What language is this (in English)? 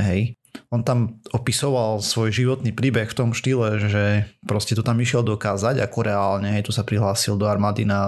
Slovak